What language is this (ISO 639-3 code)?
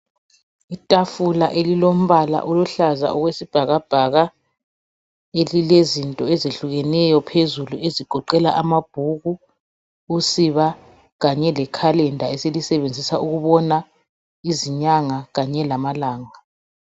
nde